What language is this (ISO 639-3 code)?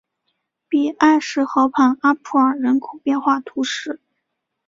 zho